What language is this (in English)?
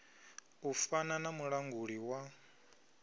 Venda